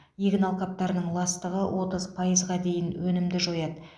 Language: Kazakh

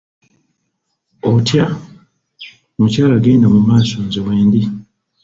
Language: Ganda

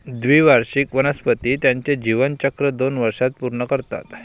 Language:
Marathi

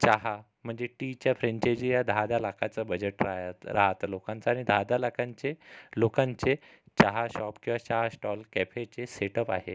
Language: Marathi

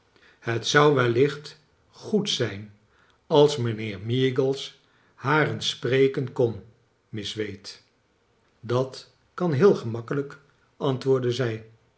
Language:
Dutch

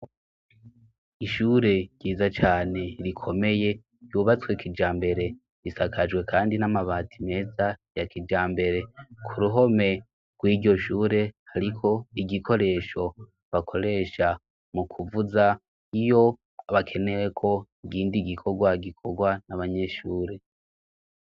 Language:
Rundi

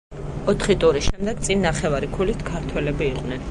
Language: Georgian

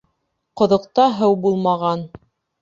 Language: Bashkir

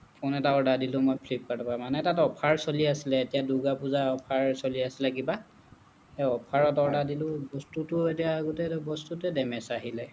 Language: Assamese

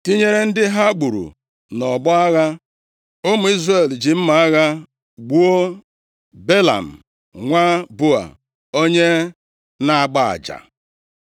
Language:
Igbo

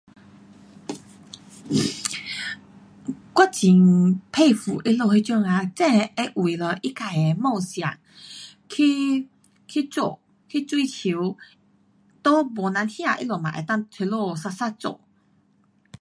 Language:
Pu-Xian Chinese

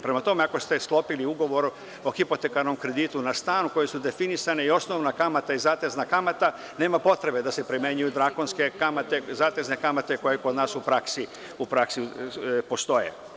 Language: Serbian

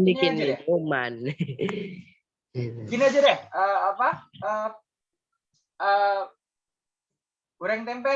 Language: Indonesian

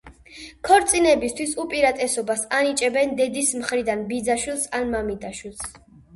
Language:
Georgian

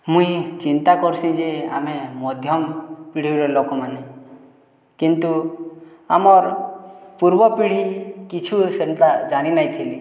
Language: Odia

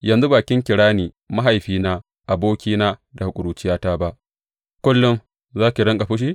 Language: Hausa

